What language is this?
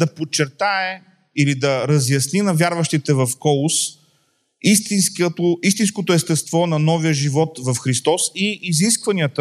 Bulgarian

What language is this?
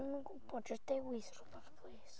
Welsh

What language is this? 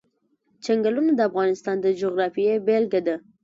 Pashto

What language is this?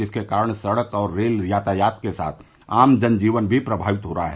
Hindi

